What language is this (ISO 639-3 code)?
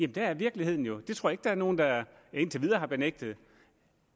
dan